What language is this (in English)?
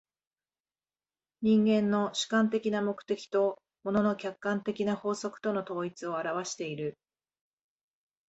Japanese